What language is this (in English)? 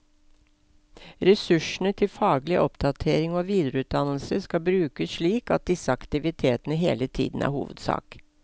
Norwegian